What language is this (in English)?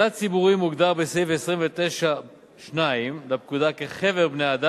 Hebrew